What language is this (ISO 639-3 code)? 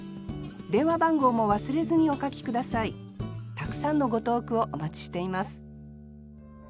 jpn